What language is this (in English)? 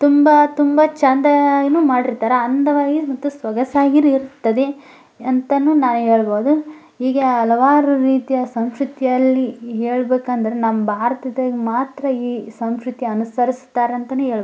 Kannada